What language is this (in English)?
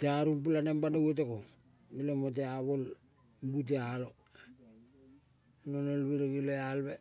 Kol (Papua New Guinea)